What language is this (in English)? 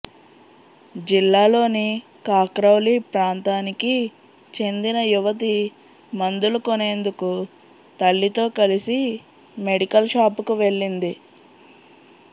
Telugu